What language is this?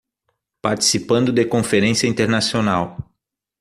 Portuguese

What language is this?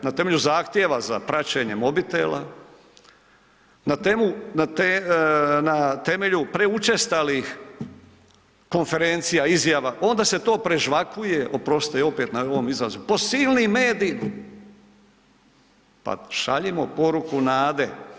Croatian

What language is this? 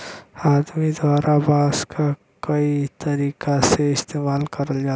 Bhojpuri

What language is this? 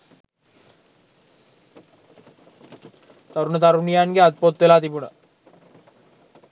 Sinhala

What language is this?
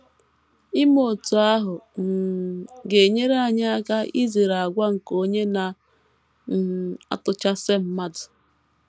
Igbo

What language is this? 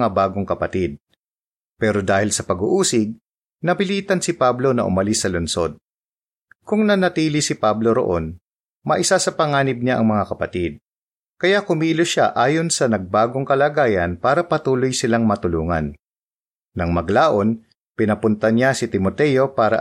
Filipino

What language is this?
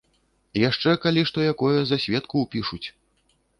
Belarusian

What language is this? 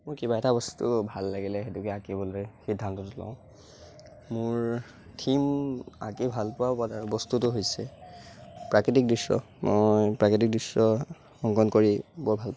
Assamese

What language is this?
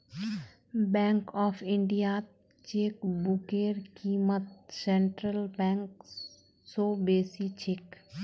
Magahi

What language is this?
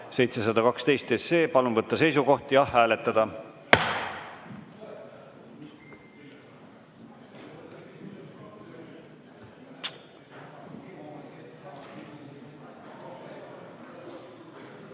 Estonian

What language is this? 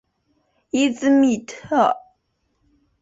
Chinese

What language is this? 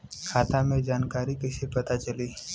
Bhojpuri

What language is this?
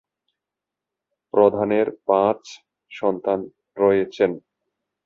Bangla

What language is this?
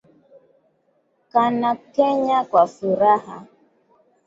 Swahili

